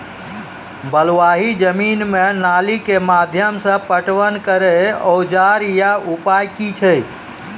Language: Maithili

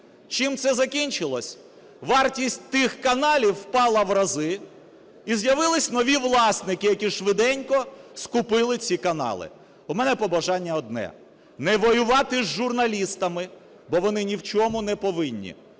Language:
Ukrainian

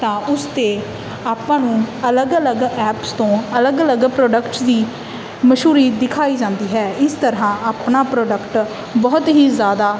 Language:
Punjabi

